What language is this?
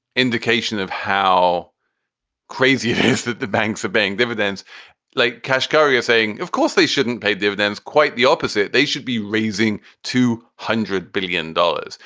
English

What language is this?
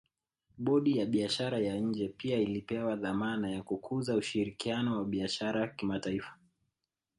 Swahili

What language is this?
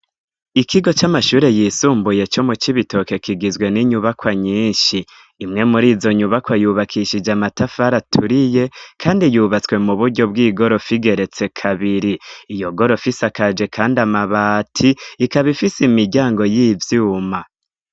Rundi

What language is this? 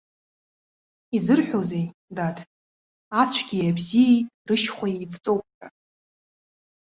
Abkhazian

